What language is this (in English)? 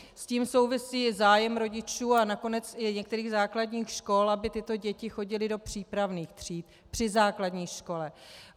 Czech